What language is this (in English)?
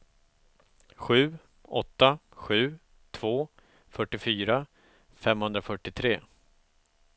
Swedish